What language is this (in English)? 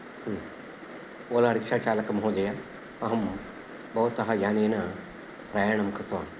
Sanskrit